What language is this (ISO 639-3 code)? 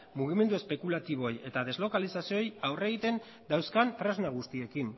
eus